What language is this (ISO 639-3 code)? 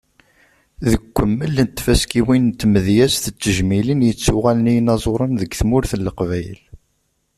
kab